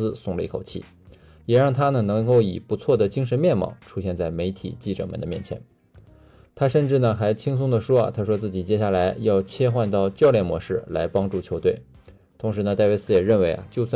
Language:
Chinese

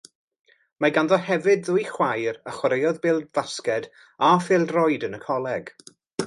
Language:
Welsh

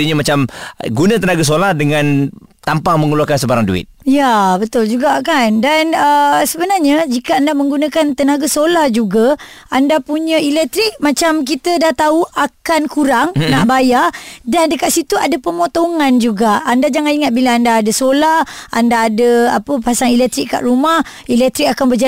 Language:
Malay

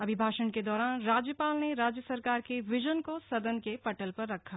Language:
Hindi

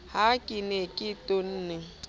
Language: Southern Sotho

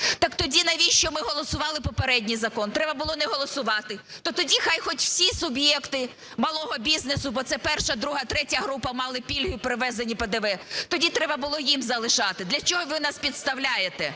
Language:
Ukrainian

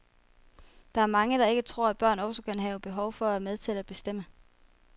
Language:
Danish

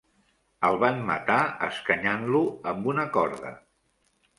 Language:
Catalan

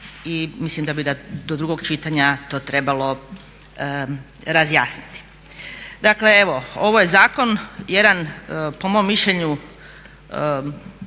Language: Croatian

